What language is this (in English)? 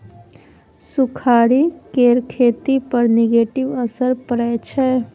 Maithili